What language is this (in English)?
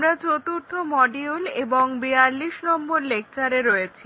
Bangla